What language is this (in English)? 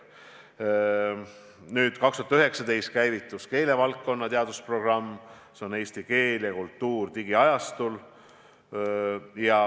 Estonian